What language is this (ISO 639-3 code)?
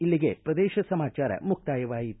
kan